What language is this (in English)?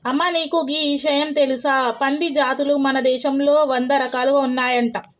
Telugu